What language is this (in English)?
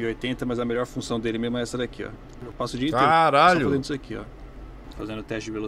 Portuguese